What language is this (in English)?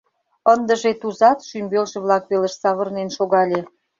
Mari